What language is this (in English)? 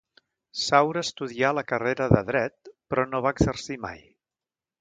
Catalan